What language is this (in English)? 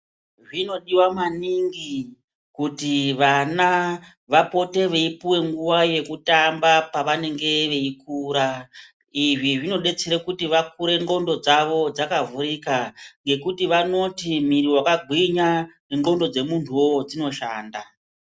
Ndau